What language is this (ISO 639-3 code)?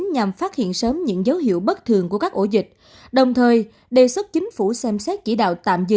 vie